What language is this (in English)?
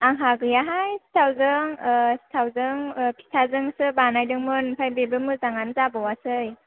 Bodo